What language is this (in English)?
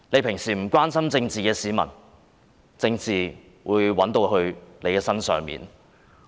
Cantonese